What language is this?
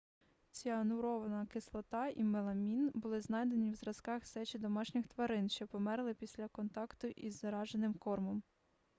Ukrainian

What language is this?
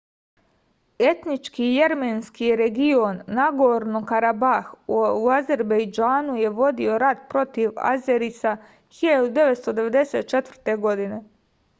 Serbian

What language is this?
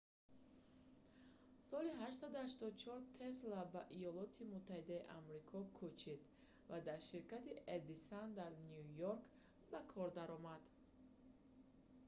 Tajik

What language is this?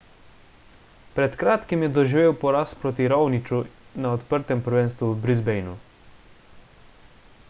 Slovenian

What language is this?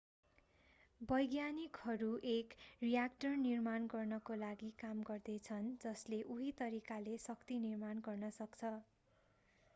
Nepali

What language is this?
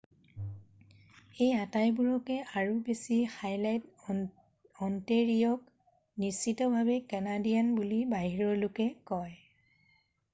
Assamese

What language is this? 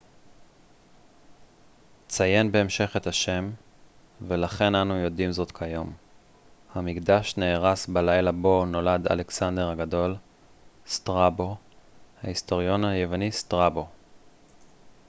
Hebrew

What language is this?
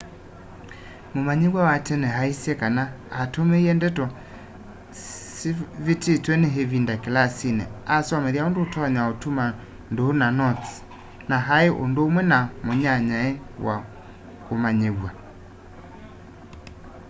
Kamba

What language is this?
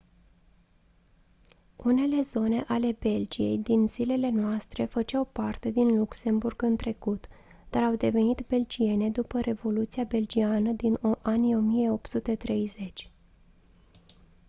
Romanian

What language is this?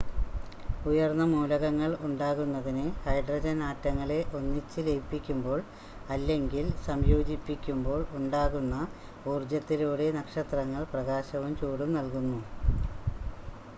Malayalam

